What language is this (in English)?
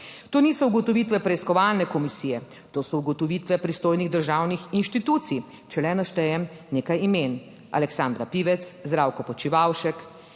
Slovenian